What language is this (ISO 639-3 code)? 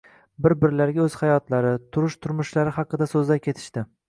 uzb